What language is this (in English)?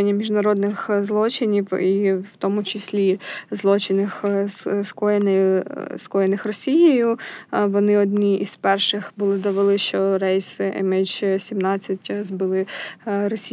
Ukrainian